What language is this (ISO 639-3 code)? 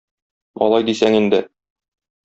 tat